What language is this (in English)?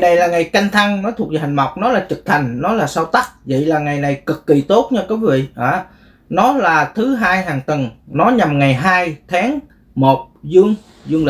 Vietnamese